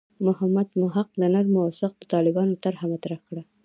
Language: Pashto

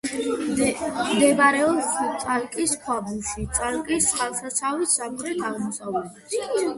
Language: Georgian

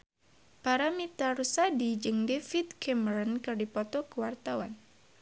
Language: Sundanese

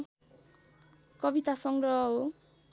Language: Nepali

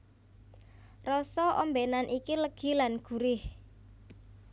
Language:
Javanese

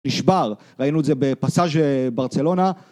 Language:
Hebrew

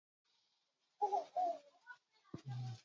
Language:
Bafut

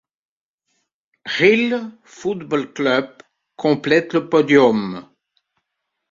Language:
French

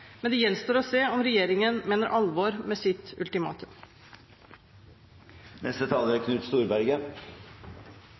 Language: Norwegian Bokmål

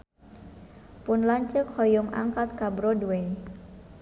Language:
Sundanese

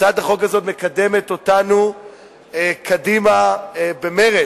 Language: Hebrew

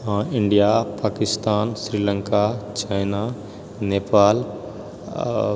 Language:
Maithili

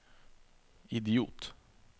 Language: Norwegian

